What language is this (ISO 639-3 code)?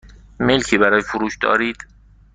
fas